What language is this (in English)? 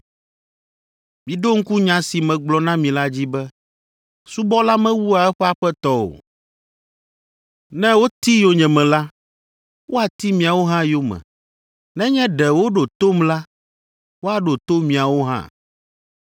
Ewe